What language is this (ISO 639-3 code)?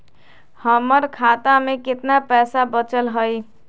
mag